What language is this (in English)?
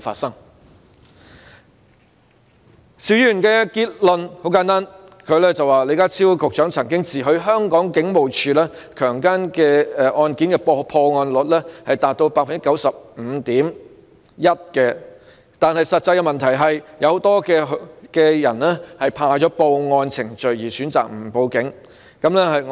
Cantonese